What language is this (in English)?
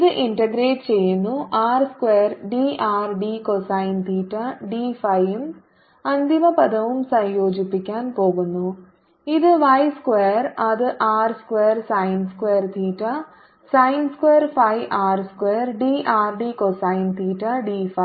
Malayalam